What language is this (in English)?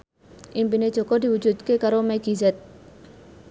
Javanese